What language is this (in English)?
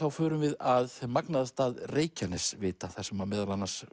Icelandic